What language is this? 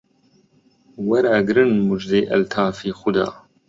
Central Kurdish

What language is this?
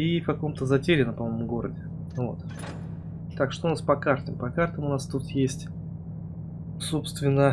Russian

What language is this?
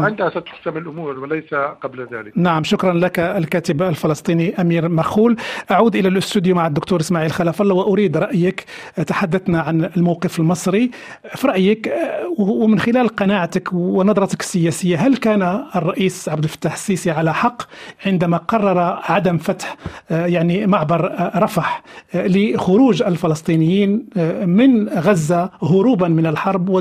Arabic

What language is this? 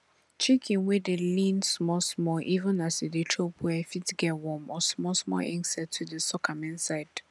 Nigerian Pidgin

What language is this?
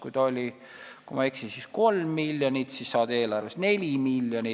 Estonian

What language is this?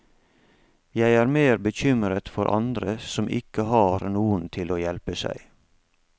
Norwegian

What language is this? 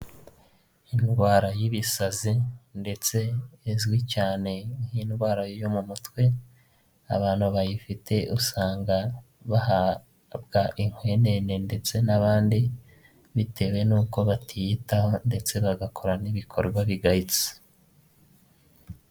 Kinyarwanda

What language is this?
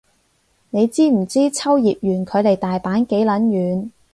Cantonese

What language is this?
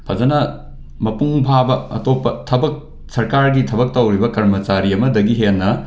Manipuri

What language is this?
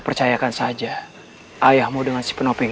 Indonesian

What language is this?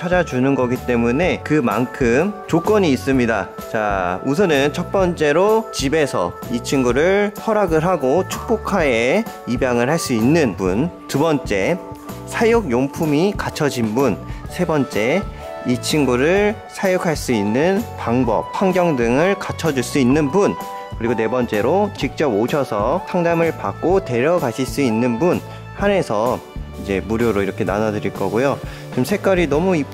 Korean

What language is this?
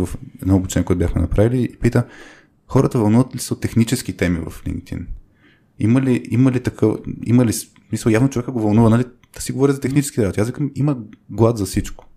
Bulgarian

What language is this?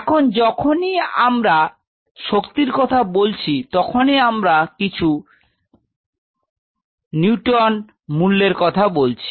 Bangla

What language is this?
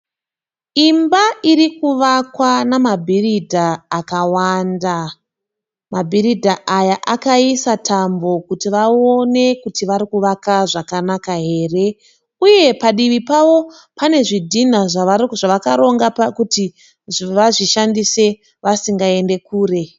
Shona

